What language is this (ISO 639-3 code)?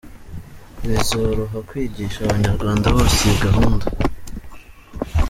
kin